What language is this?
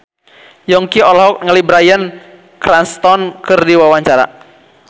Sundanese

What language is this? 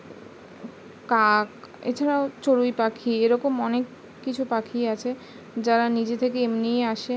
Bangla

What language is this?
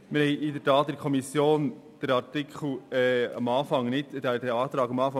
Swiss German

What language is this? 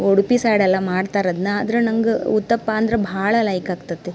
Kannada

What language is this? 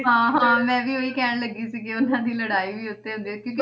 Punjabi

